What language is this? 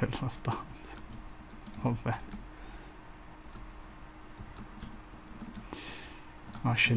Italian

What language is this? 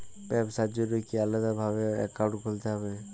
Bangla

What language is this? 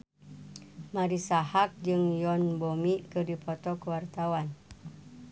Sundanese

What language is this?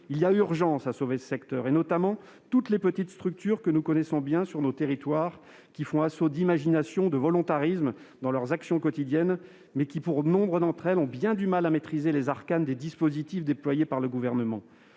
French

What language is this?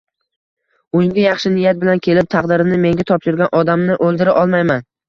Uzbek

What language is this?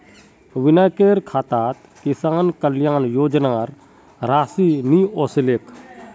Magahi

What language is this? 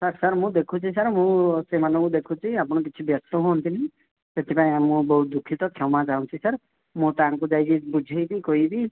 Odia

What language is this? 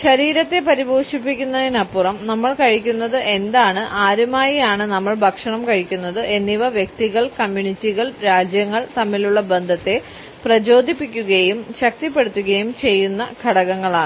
Malayalam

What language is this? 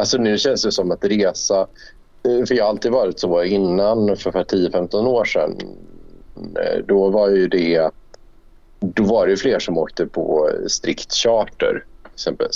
Swedish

